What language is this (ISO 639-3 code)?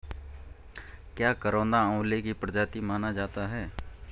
hin